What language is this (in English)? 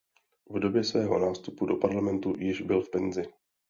Czech